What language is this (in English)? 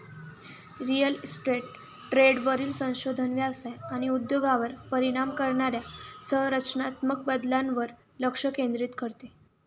Marathi